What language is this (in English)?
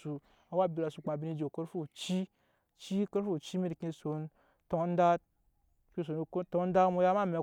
Nyankpa